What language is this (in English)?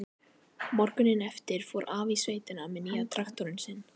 Icelandic